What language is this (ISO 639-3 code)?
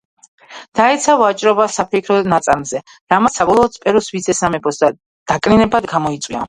kat